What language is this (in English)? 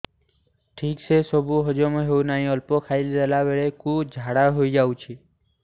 Odia